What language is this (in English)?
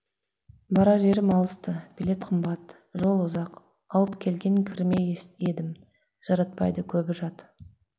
Kazakh